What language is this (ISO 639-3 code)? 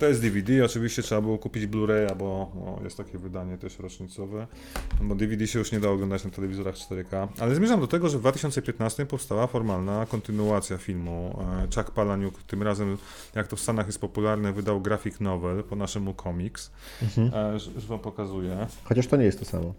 pol